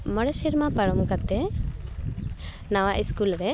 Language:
Santali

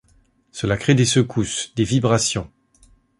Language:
French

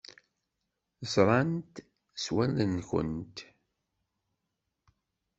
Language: Kabyle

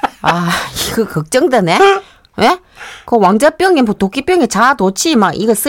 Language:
Korean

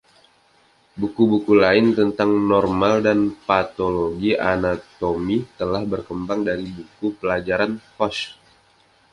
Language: Indonesian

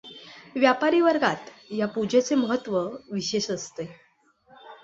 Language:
Marathi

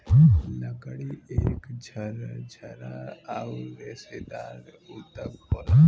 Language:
Bhojpuri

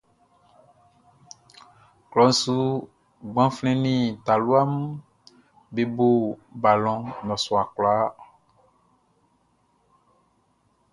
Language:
Baoulé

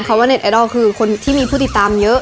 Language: Thai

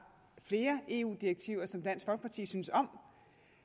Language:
Danish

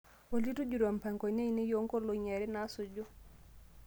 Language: Masai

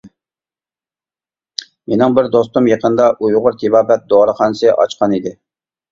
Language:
Uyghur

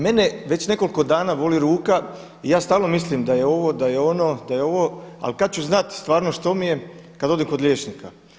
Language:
Croatian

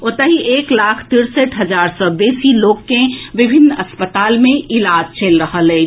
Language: Maithili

